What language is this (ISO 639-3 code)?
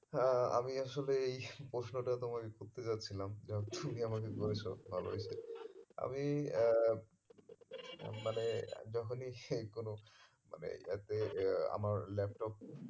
ben